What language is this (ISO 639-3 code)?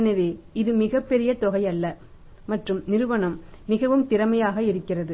tam